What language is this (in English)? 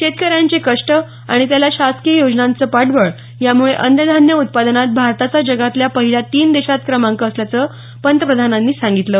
Marathi